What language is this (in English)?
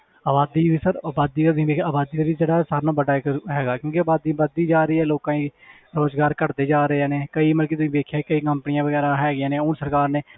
Punjabi